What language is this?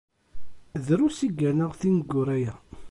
Kabyle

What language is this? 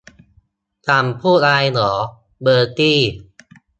Thai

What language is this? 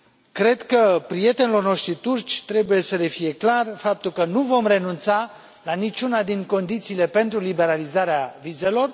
Romanian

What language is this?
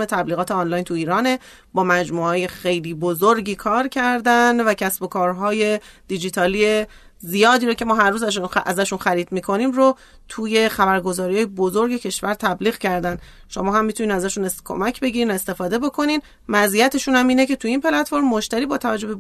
Persian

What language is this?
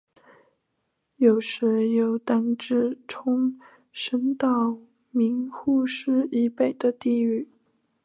Chinese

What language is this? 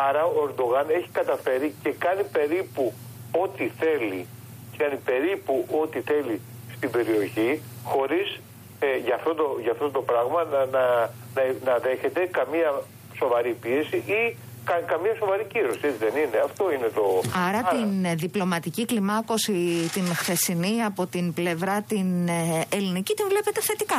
Greek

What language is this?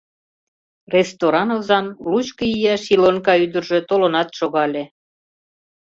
Mari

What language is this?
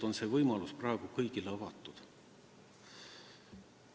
Estonian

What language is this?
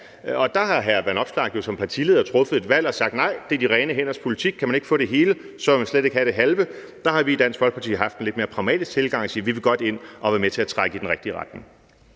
Danish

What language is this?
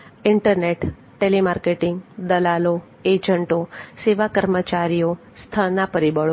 Gujarati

